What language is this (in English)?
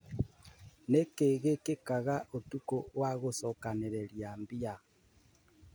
Kikuyu